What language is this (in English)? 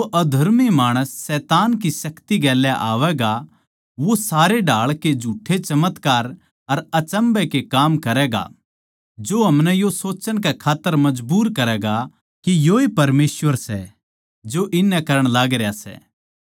Haryanvi